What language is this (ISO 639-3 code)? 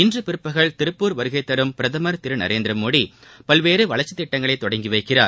tam